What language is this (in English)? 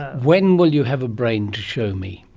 English